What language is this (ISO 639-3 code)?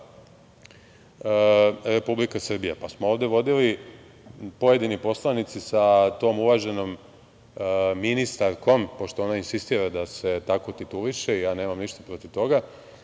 srp